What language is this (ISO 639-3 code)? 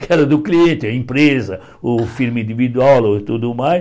por